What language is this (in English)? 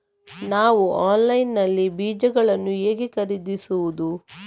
Kannada